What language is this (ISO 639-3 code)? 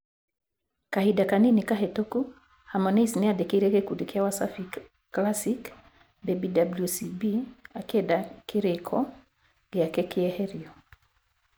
kik